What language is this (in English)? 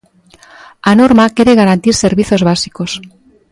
Galician